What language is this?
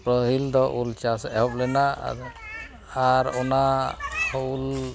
Santali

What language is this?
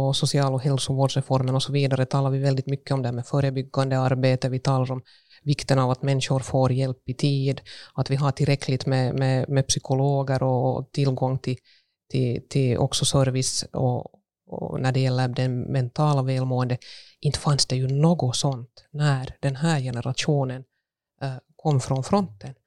Swedish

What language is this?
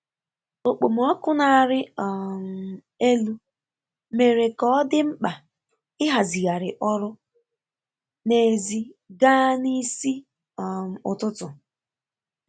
Igbo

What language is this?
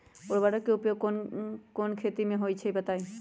Magahi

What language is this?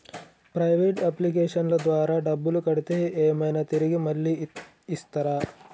Telugu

